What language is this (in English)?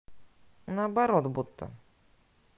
Russian